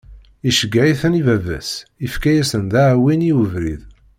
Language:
Kabyle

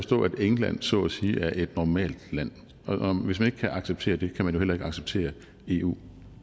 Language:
Danish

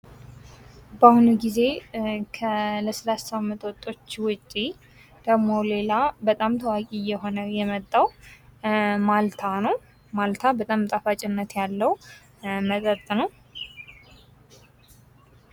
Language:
Amharic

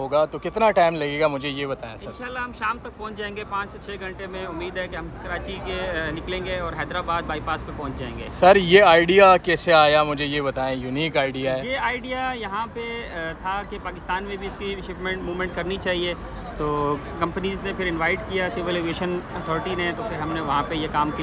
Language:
Hindi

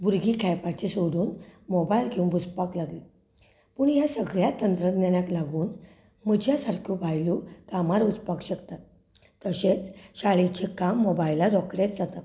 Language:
Konkani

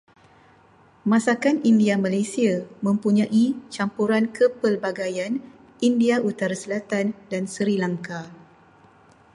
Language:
Malay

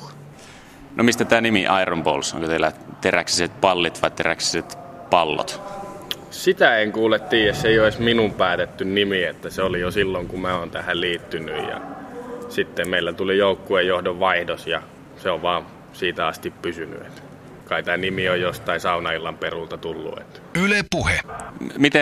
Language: Finnish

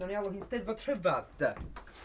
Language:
Welsh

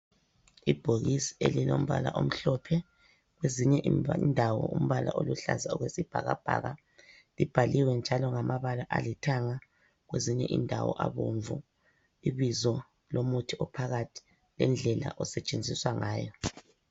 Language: North Ndebele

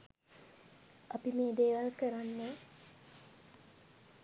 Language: Sinhala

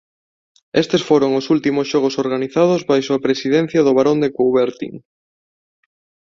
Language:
Galician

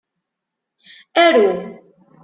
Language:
Kabyle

